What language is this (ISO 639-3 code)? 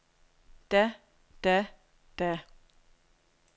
dan